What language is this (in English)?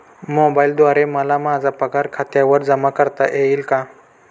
Marathi